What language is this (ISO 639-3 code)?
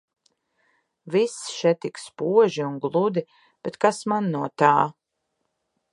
lav